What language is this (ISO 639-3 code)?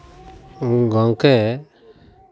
sat